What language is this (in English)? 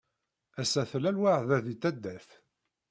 Kabyle